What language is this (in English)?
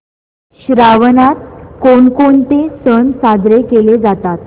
Marathi